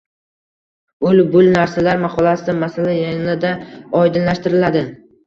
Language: Uzbek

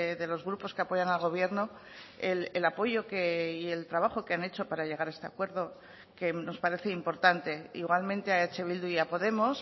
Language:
Spanish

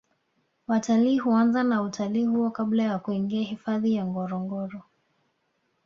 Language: Swahili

